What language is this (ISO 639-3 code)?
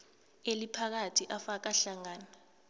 nbl